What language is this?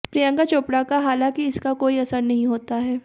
Hindi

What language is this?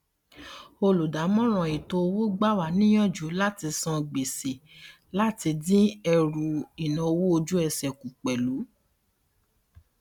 Yoruba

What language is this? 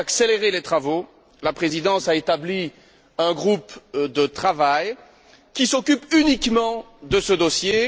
French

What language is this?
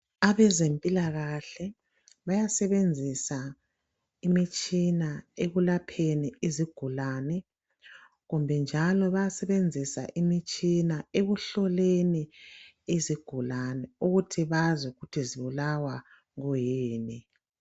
North Ndebele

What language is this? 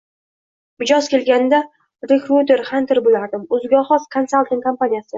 Uzbek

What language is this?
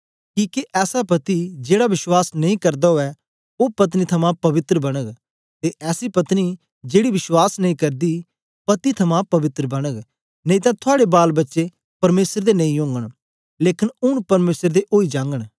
Dogri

